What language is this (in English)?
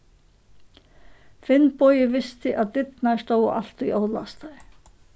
Faroese